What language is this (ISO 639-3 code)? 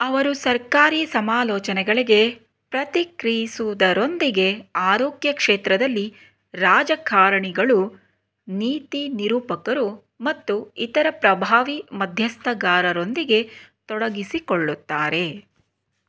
kan